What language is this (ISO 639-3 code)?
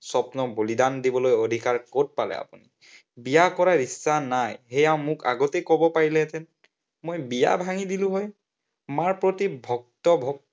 asm